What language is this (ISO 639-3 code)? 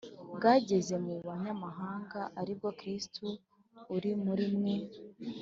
kin